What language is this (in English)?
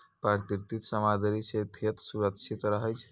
Maithili